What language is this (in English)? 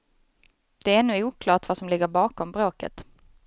Swedish